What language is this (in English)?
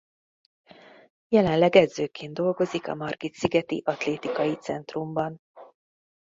Hungarian